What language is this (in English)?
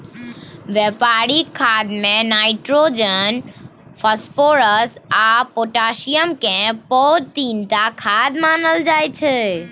Maithili